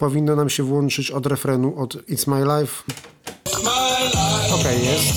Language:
Polish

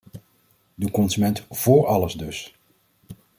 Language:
Dutch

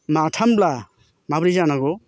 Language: Bodo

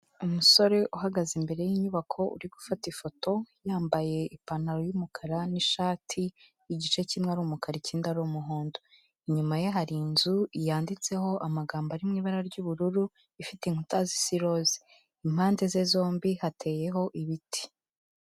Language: Kinyarwanda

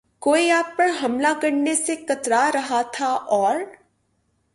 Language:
Urdu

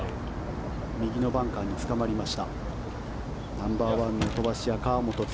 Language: Japanese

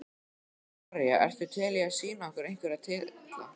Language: Icelandic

